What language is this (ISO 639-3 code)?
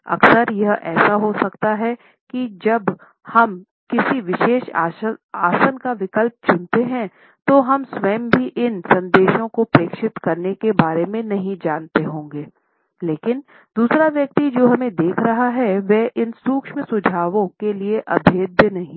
hin